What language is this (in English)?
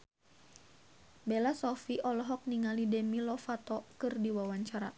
Sundanese